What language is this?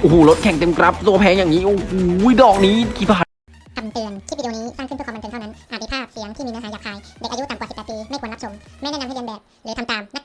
Thai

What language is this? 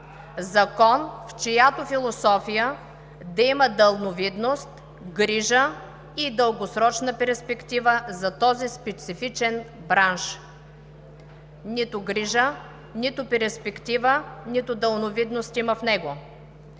Bulgarian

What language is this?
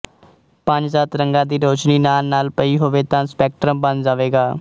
Punjabi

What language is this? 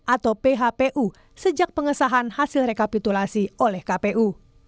Indonesian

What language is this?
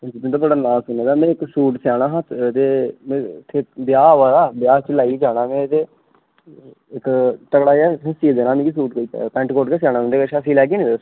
Dogri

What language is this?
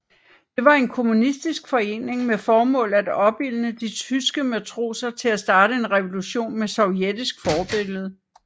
Danish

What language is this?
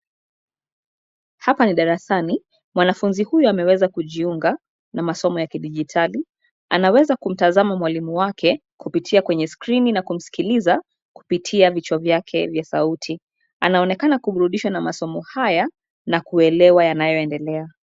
Swahili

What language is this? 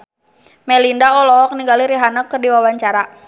Sundanese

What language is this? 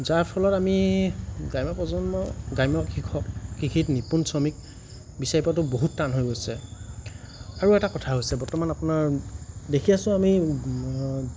Assamese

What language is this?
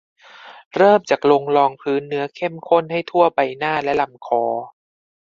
Thai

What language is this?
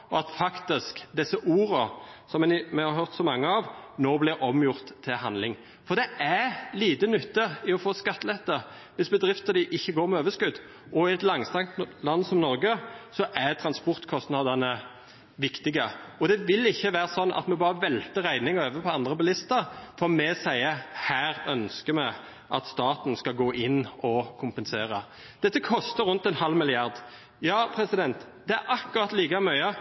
Norwegian Bokmål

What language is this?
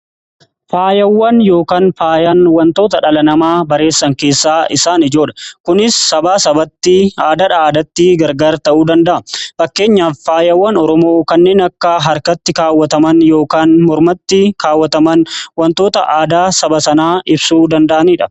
Oromo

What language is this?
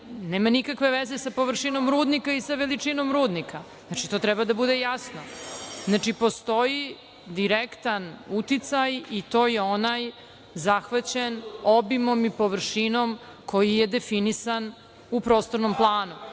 Serbian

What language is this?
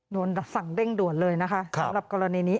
Thai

